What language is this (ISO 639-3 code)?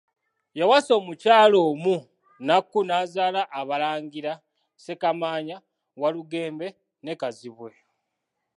lug